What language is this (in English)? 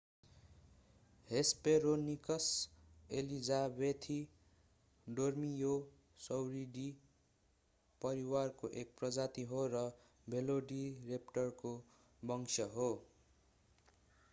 Nepali